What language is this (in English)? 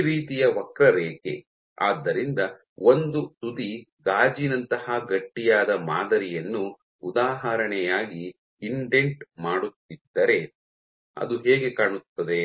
Kannada